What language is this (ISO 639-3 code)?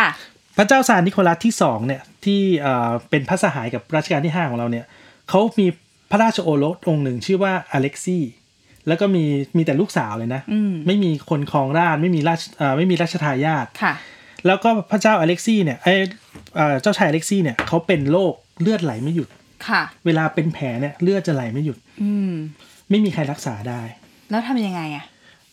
tha